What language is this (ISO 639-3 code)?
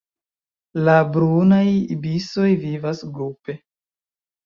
epo